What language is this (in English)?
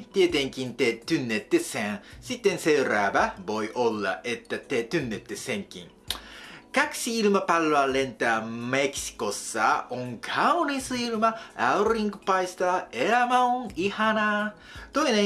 Finnish